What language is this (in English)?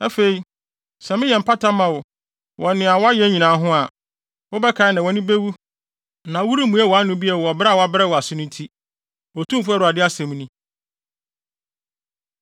Akan